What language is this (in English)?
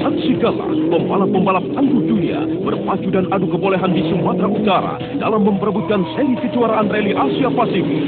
Indonesian